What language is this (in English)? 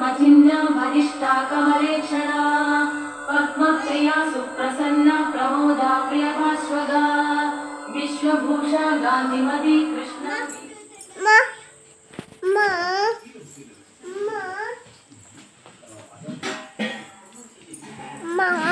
Kannada